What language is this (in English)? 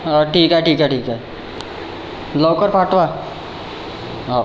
Marathi